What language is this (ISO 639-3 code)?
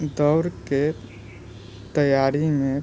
mai